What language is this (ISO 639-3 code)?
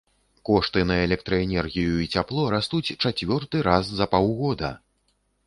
bel